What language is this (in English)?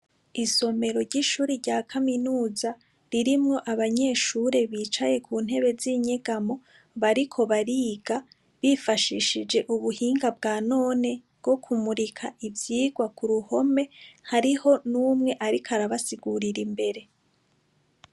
Rundi